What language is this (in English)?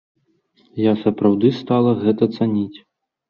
Belarusian